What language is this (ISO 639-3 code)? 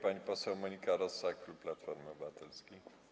pol